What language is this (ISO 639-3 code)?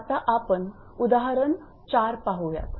mar